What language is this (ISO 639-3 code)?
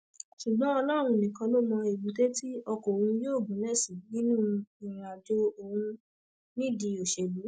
yor